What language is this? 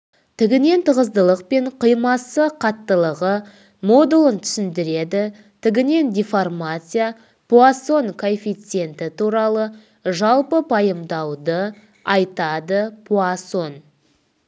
Kazakh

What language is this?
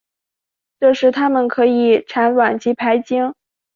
Chinese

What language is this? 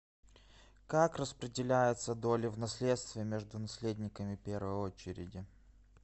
Russian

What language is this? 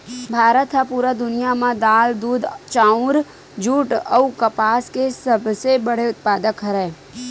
Chhattisgarhi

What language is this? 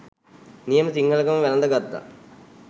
Sinhala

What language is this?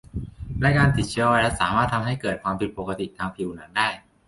Thai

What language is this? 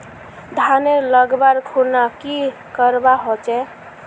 Magahi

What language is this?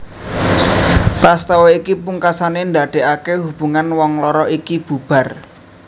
Javanese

